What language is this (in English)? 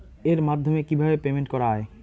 Bangla